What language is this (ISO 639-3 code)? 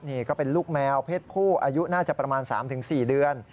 tha